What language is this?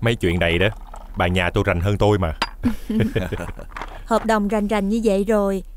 Vietnamese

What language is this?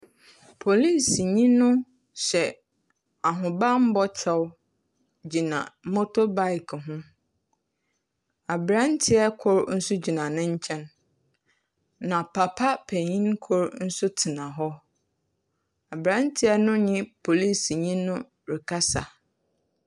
Akan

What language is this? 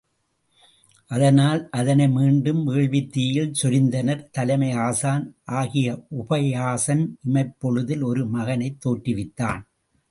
Tamil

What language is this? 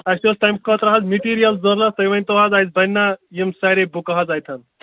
Kashmiri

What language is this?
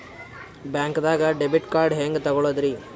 Kannada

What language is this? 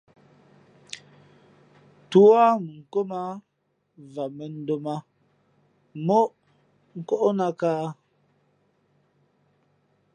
Fe'fe'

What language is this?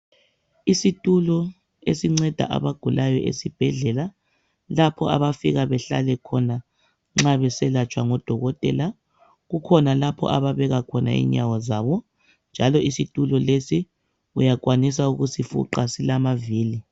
North Ndebele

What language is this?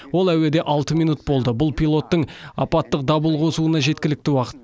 Kazakh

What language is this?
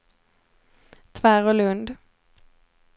Swedish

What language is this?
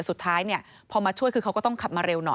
Thai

